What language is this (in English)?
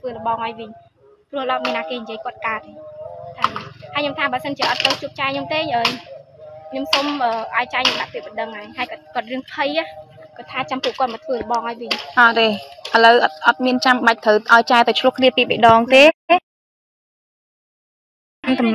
Vietnamese